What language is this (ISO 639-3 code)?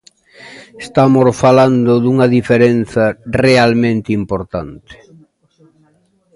glg